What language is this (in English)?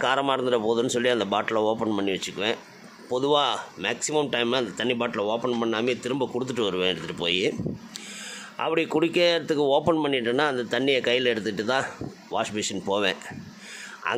Tamil